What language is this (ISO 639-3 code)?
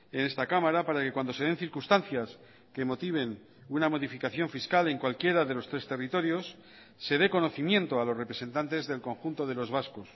spa